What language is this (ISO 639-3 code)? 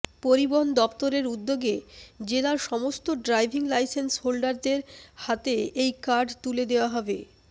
ben